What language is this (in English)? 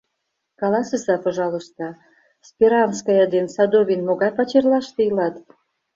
Mari